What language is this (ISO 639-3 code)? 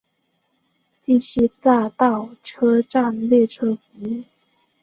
zho